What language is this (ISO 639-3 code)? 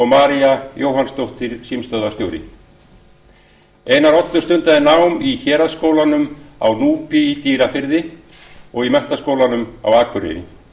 isl